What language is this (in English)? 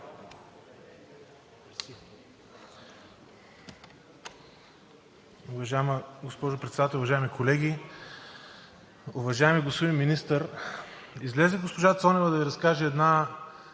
Bulgarian